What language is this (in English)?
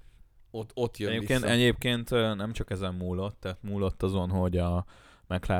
Hungarian